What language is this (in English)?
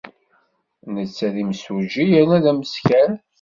Kabyle